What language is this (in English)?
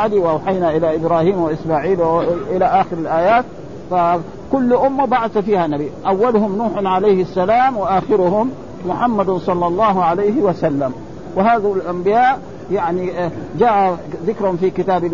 Arabic